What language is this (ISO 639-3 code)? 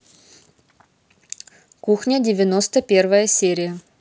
rus